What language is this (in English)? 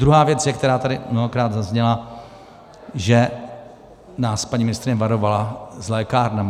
Czech